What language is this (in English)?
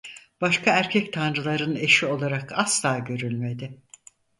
Turkish